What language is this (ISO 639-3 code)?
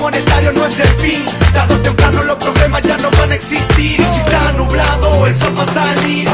ita